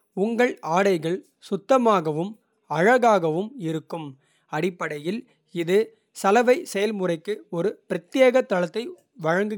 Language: Kota (India)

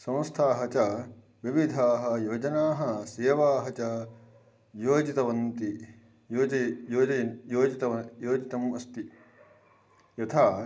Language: Sanskrit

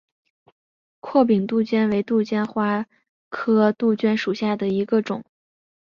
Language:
Chinese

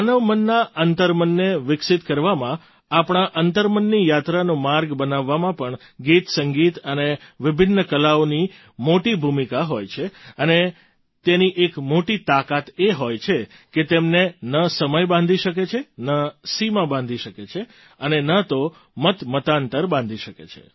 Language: Gujarati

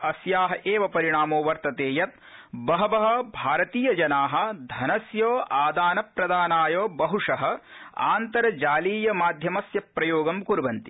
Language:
Sanskrit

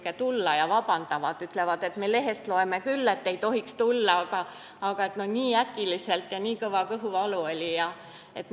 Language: Estonian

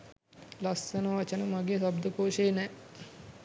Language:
Sinhala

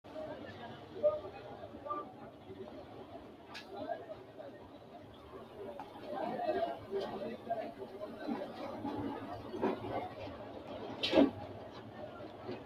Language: Sidamo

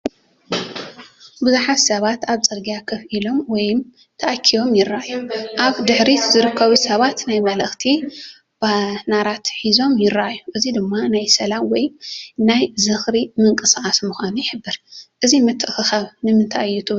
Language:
Tigrinya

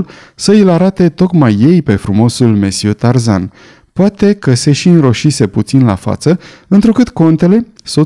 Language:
Romanian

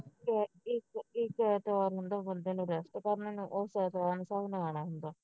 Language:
Punjabi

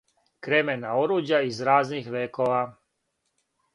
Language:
Serbian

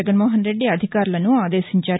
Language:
Telugu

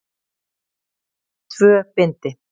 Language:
Icelandic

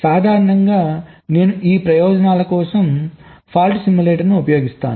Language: Telugu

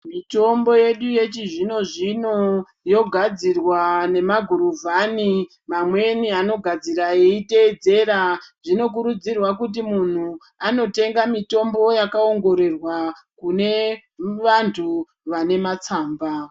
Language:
Ndau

